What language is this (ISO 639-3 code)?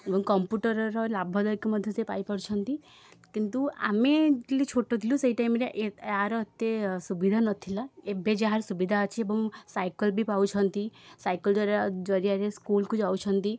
ori